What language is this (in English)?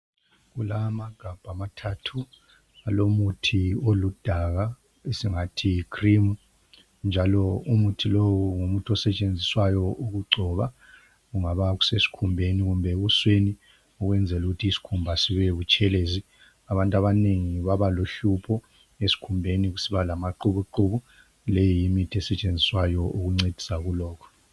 North Ndebele